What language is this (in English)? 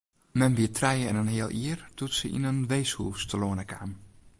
Western Frisian